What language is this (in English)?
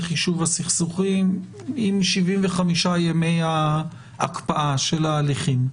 Hebrew